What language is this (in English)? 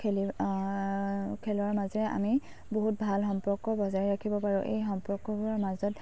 Assamese